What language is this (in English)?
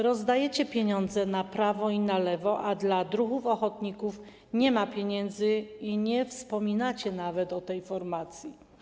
Polish